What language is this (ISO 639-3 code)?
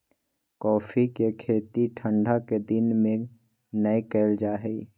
mag